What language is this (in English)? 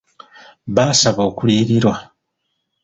Ganda